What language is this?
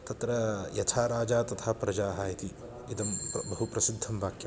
Sanskrit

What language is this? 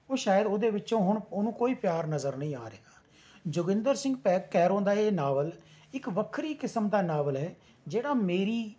Punjabi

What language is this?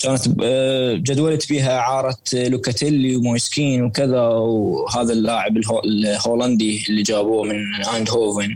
Arabic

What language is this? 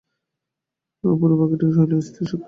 Bangla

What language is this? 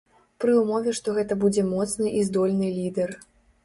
Belarusian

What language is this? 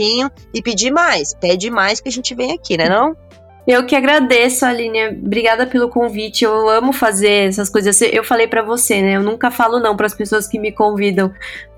Portuguese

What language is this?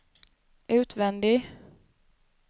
Swedish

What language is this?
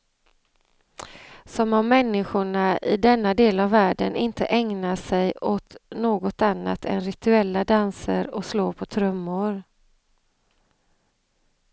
Swedish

